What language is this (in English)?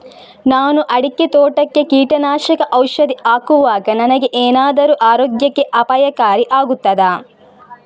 Kannada